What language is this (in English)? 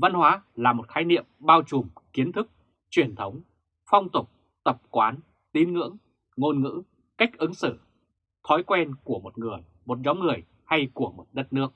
Vietnamese